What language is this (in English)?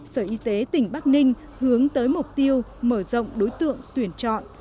Vietnamese